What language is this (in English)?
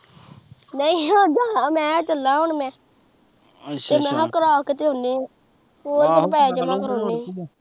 Punjabi